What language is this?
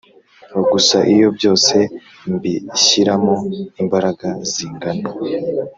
Kinyarwanda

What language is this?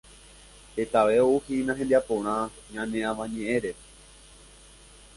Guarani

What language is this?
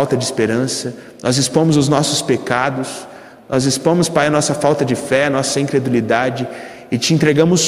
Portuguese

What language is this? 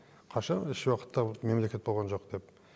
Kazakh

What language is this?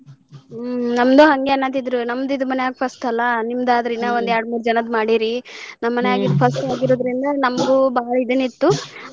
Kannada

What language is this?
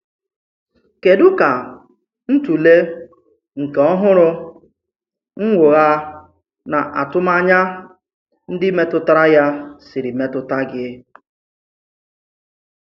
Igbo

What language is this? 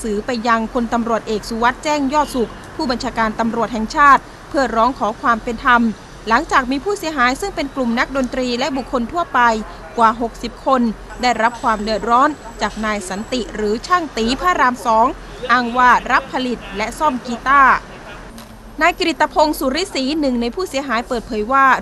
Thai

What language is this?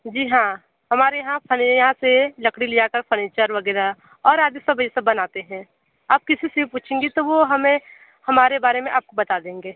Hindi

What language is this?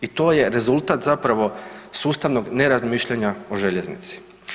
Croatian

